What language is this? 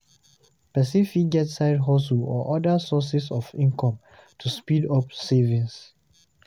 Nigerian Pidgin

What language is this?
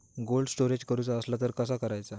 Marathi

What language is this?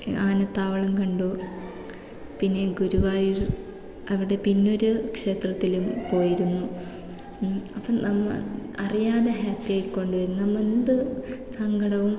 Malayalam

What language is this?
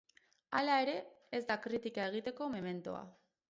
Basque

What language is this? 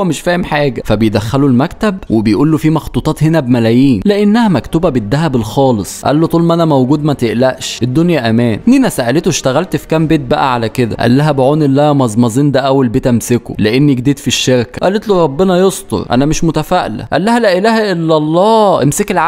Arabic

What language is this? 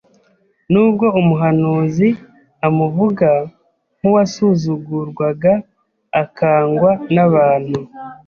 Kinyarwanda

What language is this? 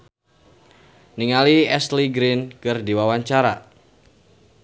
Sundanese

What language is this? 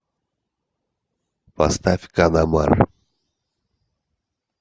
Russian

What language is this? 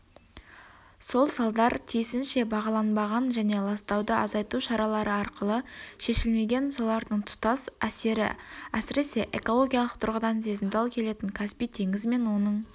Kazakh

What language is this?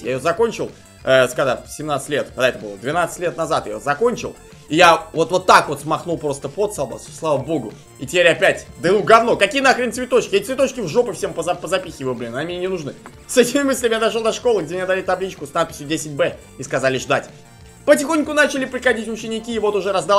Russian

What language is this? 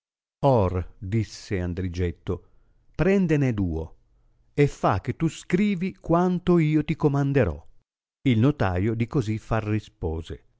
Italian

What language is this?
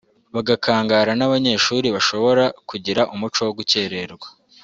Kinyarwanda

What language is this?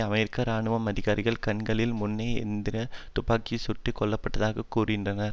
Tamil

